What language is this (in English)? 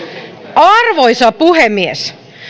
Finnish